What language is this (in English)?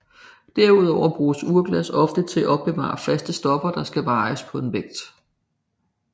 Danish